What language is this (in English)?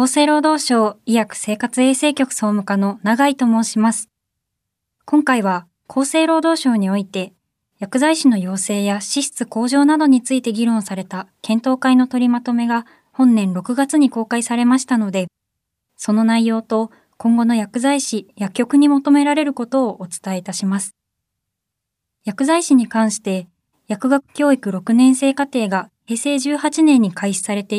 Japanese